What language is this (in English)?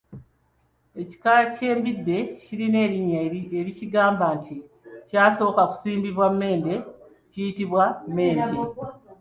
Ganda